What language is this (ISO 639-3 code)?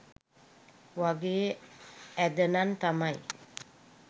sin